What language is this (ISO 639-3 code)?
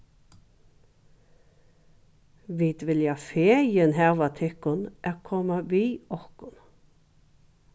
fao